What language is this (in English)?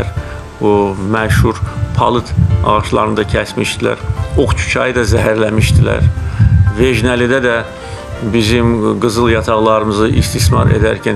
Turkish